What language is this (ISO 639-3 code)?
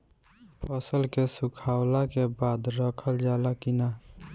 bho